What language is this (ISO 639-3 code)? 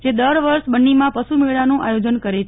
guj